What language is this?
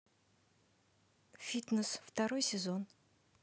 Russian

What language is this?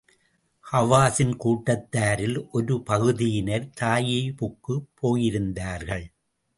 Tamil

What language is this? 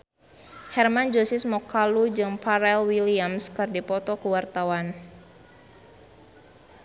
Sundanese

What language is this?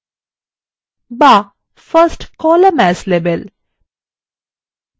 Bangla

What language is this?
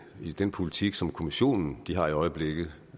Danish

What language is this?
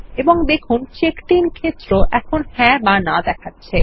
Bangla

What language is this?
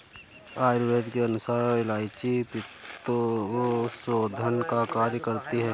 Hindi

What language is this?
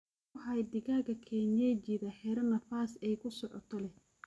Somali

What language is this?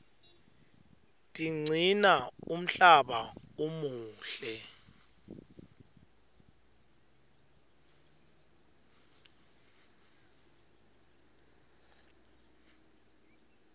Swati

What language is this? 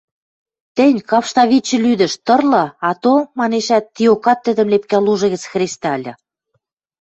Western Mari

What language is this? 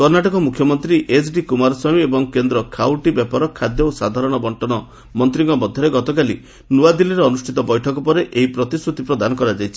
Odia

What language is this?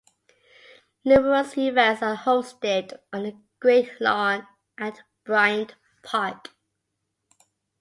English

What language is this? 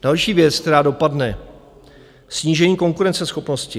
Czech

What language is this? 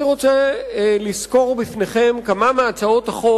Hebrew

